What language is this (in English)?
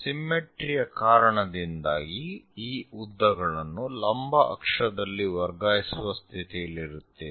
Kannada